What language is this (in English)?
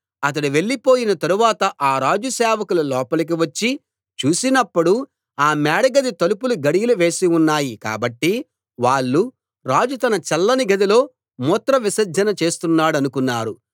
Telugu